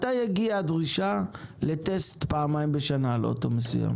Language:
Hebrew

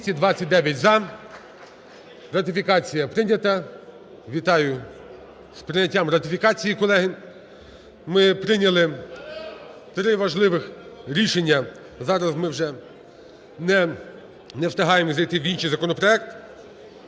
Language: Ukrainian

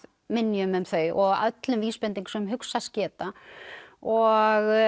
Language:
Icelandic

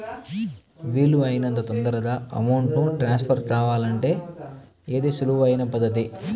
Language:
Telugu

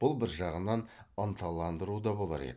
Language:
Kazakh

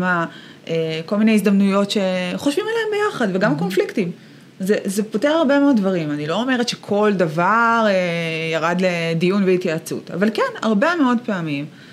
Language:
Hebrew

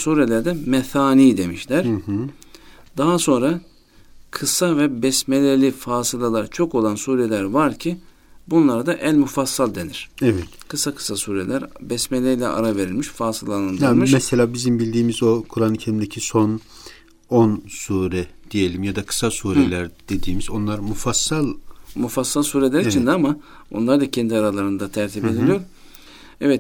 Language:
Turkish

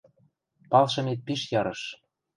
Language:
Western Mari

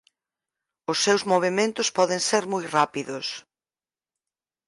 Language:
Galician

